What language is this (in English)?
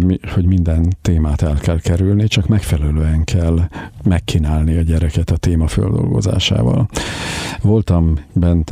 Hungarian